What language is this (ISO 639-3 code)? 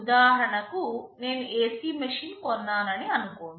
tel